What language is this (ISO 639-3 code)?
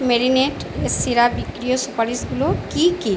ben